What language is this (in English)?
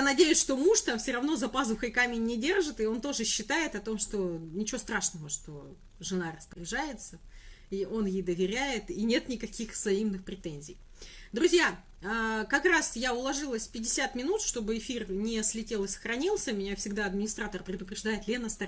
Russian